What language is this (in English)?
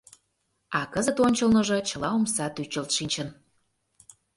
Mari